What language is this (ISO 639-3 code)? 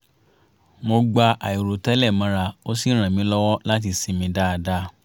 yor